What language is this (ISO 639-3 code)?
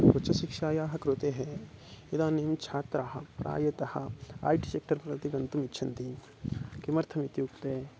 san